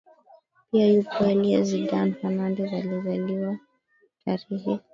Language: Swahili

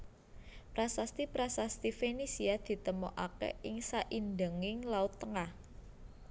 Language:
Javanese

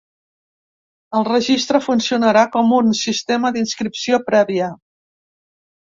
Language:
Catalan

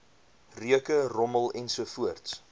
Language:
Afrikaans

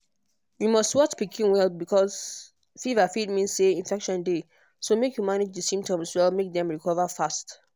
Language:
Nigerian Pidgin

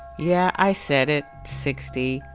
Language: English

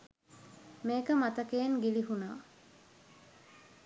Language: Sinhala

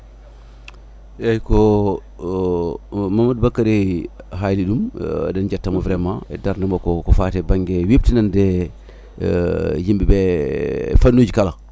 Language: Fula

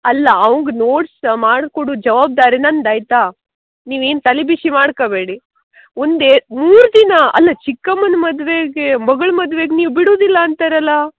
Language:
Kannada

